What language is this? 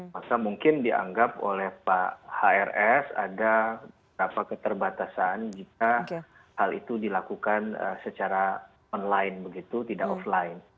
Indonesian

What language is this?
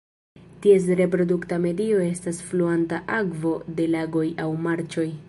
Esperanto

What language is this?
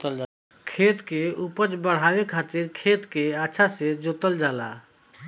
Bhojpuri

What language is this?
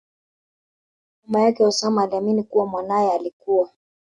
Swahili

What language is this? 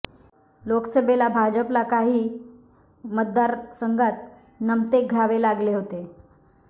Marathi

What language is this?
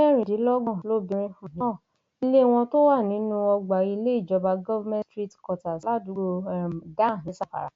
Yoruba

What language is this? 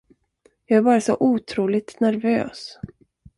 Swedish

